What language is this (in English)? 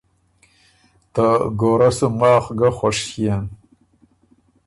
Ormuri